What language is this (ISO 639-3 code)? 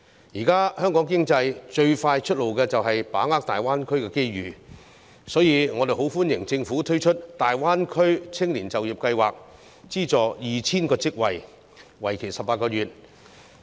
yue